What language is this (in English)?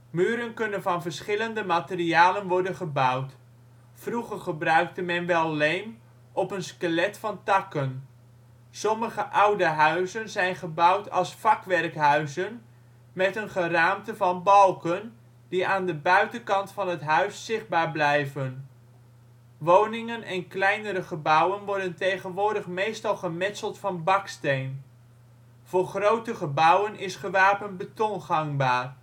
Dutch